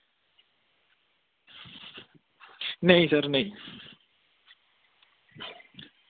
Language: Dogri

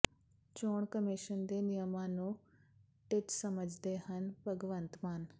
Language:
Punjabi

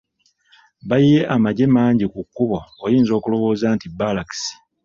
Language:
Ganda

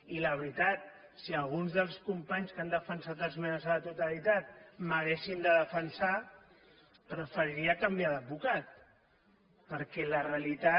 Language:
Catalan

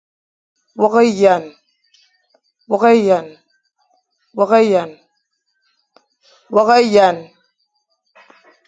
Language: Fang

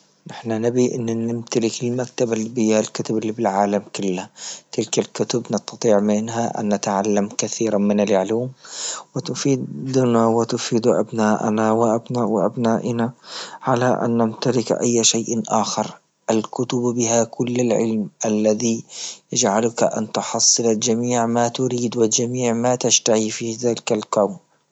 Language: Libyan Arabic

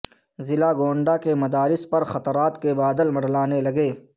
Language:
Urdu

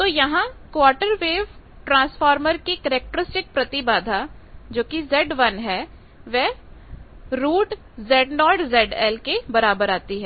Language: Hindi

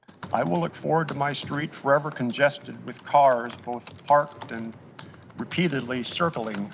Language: English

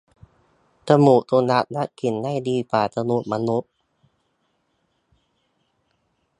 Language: Thai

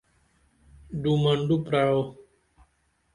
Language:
Dameli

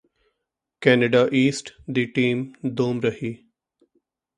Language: Punjabi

